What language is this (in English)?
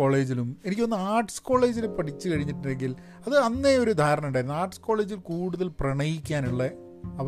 Malayalam